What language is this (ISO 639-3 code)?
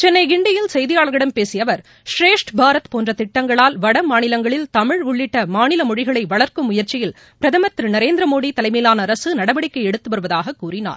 tam